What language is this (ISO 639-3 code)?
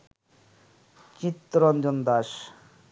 ben